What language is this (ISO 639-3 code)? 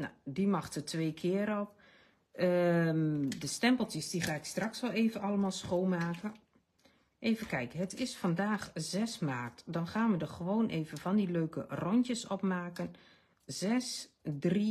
nld